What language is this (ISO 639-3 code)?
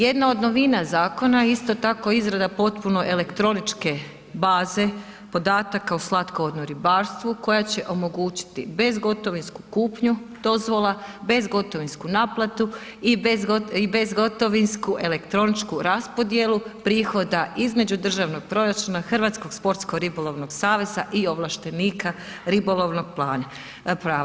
hrv